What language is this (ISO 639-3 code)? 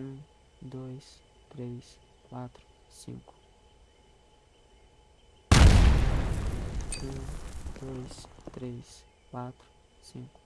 por